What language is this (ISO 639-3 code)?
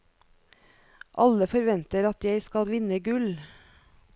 nor